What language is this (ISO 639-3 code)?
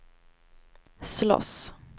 swe